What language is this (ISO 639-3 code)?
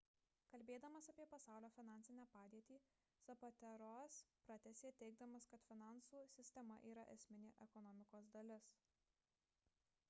lit